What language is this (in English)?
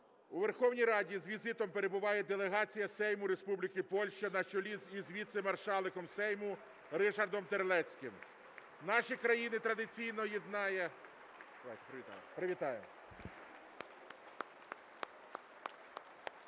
Ukrainian